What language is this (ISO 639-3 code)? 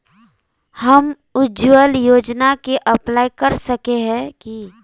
mag